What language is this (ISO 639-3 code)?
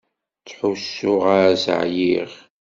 kab